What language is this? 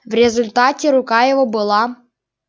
Russian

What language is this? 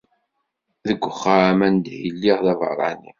Kabyle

